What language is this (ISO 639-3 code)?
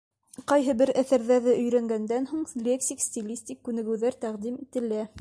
bak